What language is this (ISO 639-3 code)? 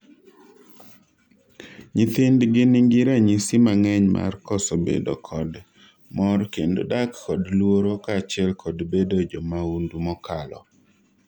luo